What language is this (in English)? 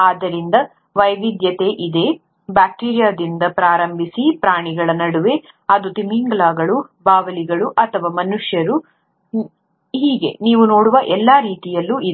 Kannada